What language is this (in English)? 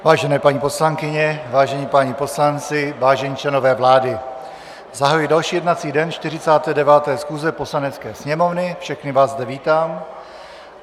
Czech